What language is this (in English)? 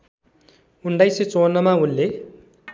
Nepali